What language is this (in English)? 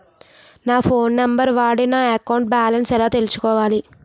Telugu